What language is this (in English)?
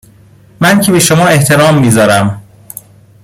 Persian